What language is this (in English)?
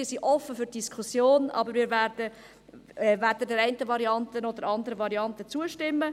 Swiss German